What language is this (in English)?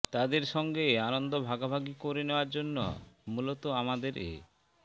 Bangla